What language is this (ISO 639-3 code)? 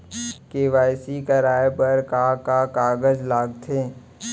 hne